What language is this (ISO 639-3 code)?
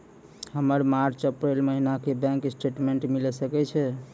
mai